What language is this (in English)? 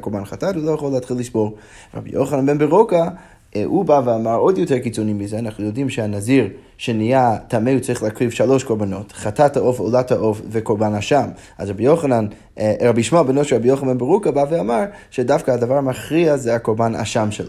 Hebrew